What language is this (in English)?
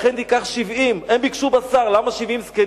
Hebrew